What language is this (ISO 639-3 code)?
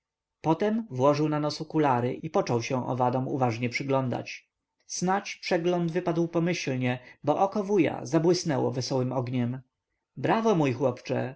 pol